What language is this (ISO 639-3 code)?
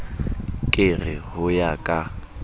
sot